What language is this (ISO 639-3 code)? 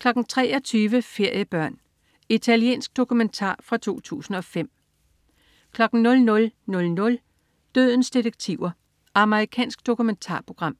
dan